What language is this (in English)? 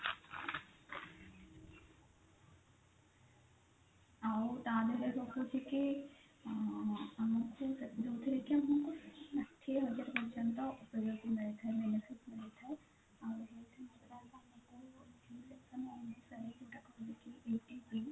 Odia